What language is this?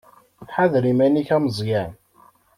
Kabyle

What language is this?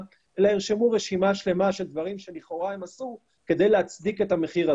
Hebrew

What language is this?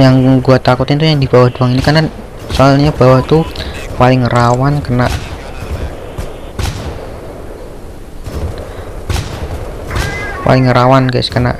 Indonesian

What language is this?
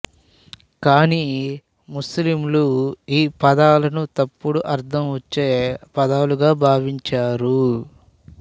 Telugu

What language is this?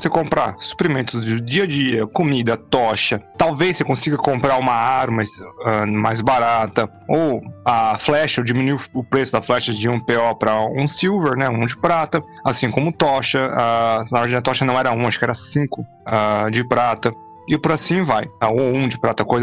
Portuguese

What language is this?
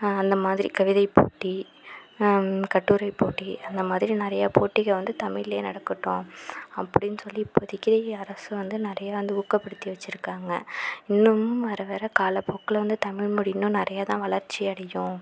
Tamil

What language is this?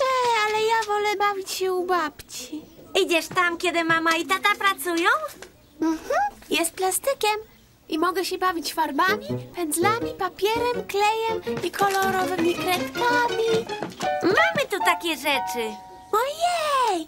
Polish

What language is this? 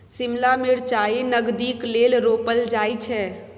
Maithili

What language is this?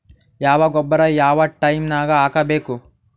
Kannada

